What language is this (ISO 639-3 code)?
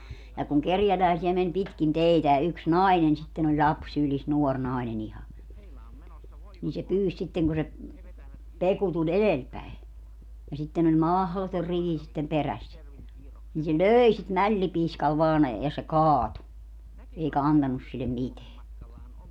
fin